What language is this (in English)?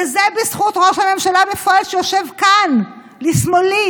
Hebrew